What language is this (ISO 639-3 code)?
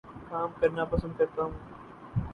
urd